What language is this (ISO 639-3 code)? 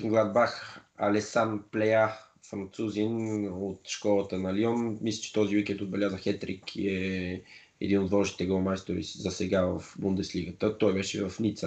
bul